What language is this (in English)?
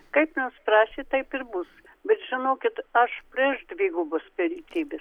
Lithuanian